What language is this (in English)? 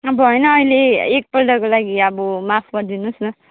Nepali